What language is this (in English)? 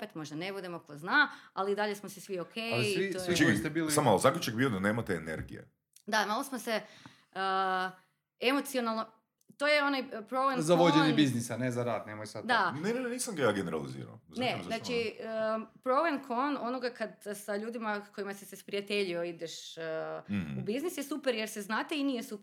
Croatian